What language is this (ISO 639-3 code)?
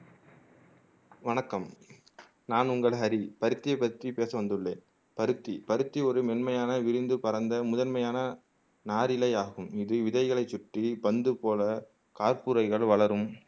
tam